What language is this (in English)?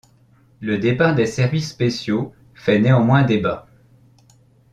French